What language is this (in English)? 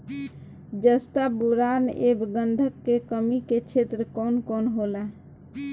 Bhojpuri